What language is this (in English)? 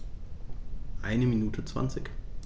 German